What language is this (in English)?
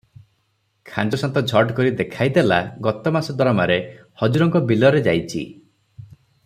Odia